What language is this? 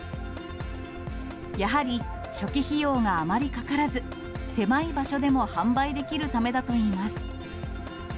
Japanese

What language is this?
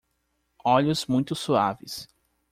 Portuguese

